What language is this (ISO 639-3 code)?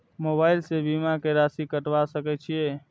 mai